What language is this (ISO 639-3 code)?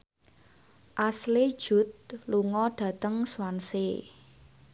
jav